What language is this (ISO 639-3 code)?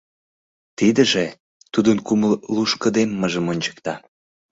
chm